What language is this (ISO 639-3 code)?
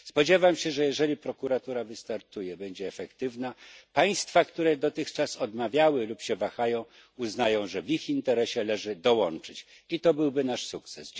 pol